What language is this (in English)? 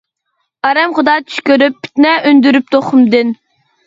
Uyghur